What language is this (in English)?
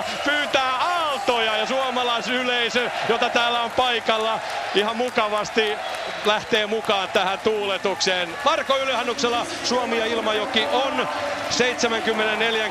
Finnish